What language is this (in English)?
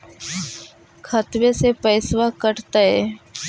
Magahi